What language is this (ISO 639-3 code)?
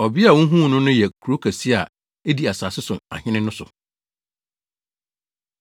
aka